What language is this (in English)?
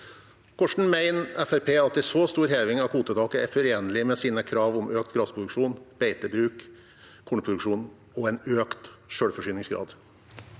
Norwegian